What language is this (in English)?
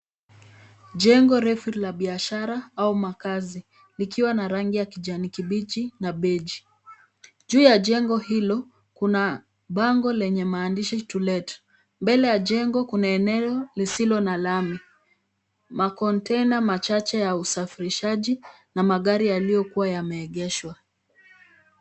Swahili